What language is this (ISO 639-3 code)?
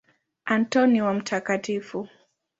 swa